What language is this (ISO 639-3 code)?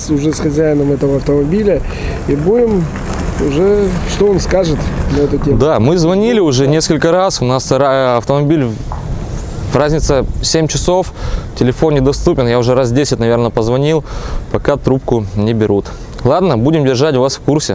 rus